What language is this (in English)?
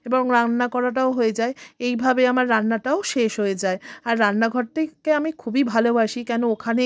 Bangla